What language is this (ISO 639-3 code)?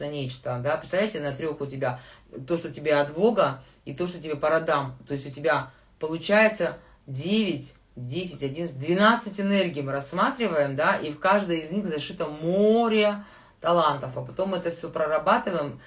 rus